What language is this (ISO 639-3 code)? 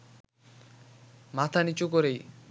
ben